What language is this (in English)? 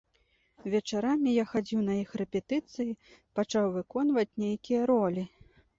Belarusian